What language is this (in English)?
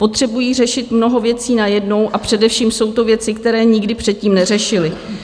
Czech